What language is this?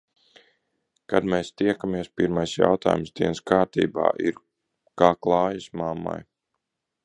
Latvian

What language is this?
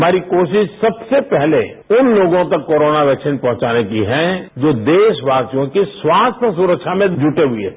Hindi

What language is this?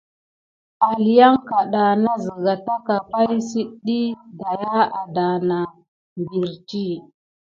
Gidar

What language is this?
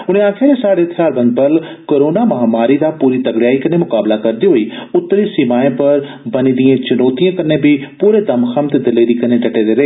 Dogri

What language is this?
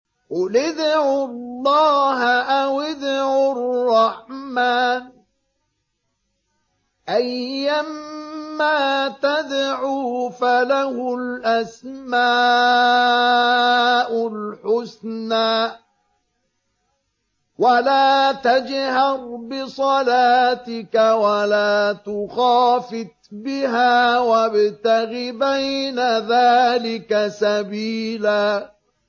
Arabic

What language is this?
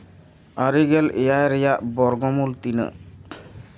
Santali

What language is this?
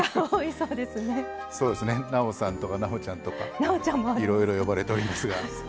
Japanese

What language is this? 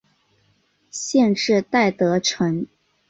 Chinese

